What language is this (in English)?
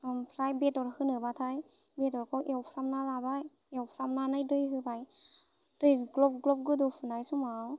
Bodo